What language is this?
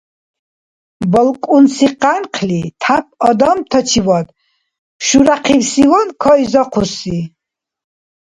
Dargwa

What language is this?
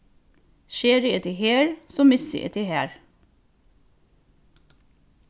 Faroese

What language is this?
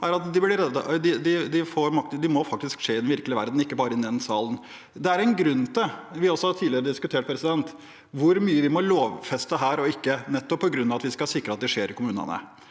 Norwegian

